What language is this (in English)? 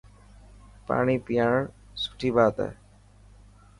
Dhatki